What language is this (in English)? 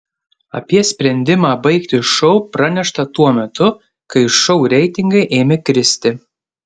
Lithuanian